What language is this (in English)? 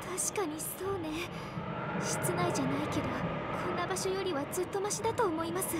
Japanese